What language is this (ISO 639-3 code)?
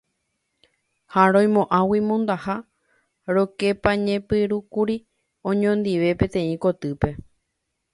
grn